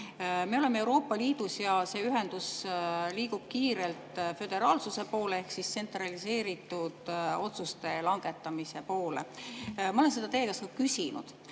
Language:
Estonian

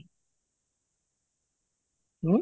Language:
Odia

